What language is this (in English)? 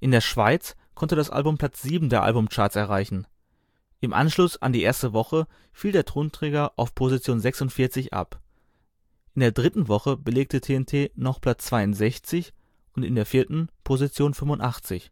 German